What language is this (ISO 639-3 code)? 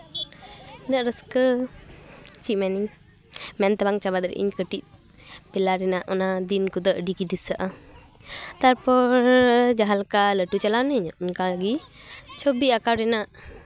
sat